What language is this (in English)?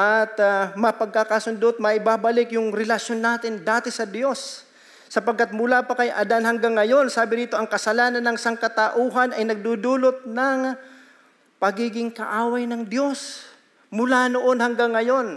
Filipino